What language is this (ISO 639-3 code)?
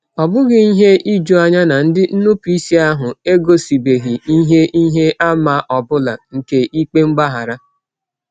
ibo